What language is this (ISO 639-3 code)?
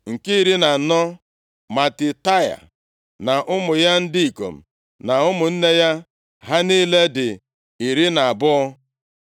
ibo